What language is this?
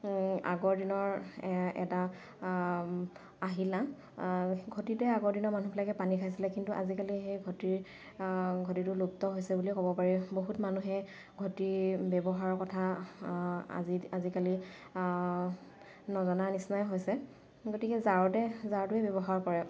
Assamese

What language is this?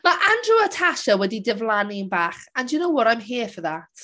Welsh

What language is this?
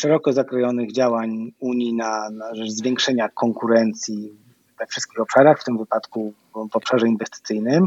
Polish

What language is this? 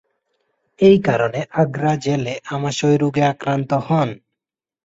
Bangla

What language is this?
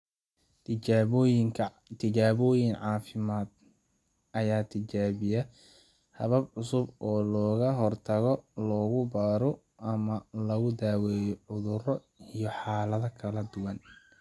Somali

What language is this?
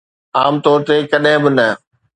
Sindhi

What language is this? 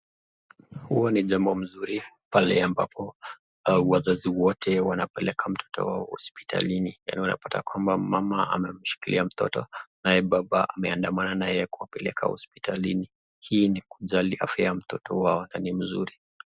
Swahili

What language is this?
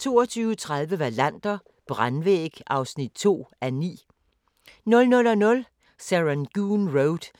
Danish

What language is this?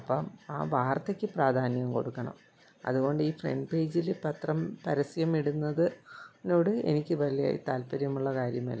Malayalam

